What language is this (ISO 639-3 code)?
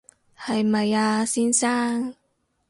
yue